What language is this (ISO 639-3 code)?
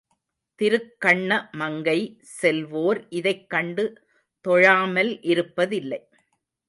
tam